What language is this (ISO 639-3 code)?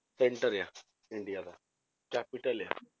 pan